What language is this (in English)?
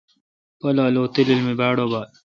Kalkoti